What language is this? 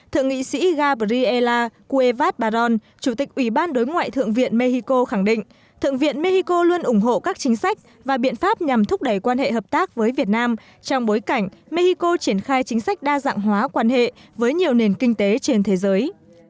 Vietnamese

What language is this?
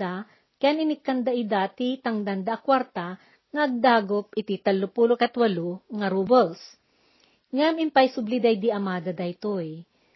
Filipino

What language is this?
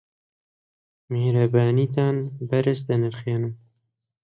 Central Kurdish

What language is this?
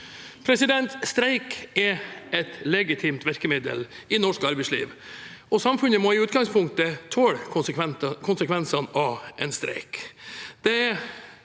Norwegian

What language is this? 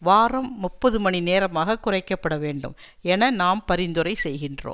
Tamil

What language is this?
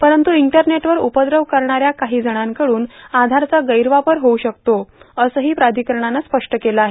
Marathi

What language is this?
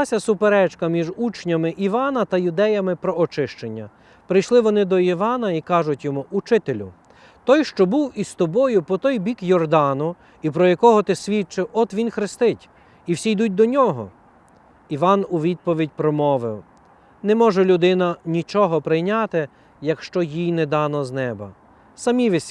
Ukrainian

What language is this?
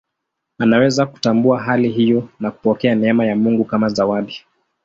Swahili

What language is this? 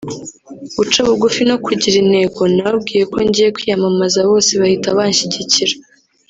Kinyarwanda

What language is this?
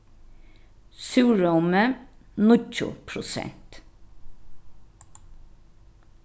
Faroese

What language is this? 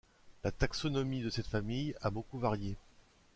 French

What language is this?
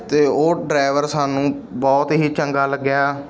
Punjabi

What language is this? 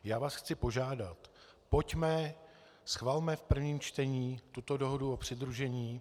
Czech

